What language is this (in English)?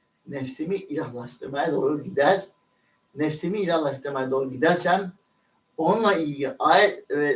Turkish